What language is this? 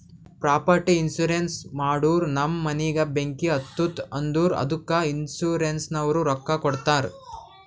Kannada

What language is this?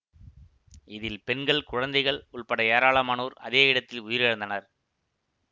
Tamil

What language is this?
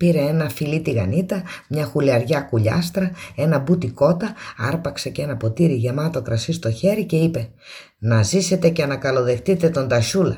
Greek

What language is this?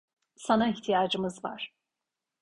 Turkish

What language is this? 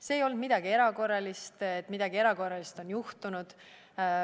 Estonian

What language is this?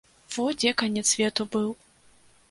Belarusian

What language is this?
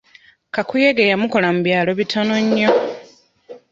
Ganda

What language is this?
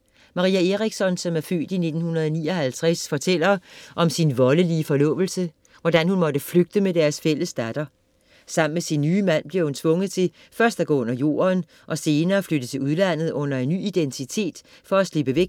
Danish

